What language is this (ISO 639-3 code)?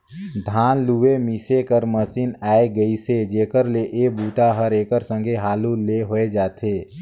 hne